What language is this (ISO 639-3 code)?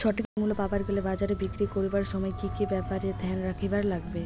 ben